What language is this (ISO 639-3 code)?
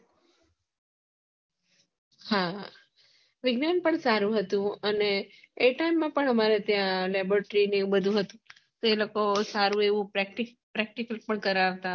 guj